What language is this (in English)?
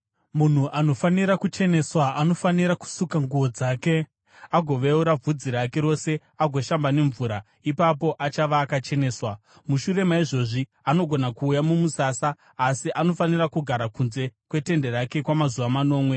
Shona